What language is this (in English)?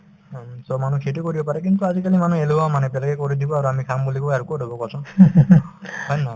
Assamese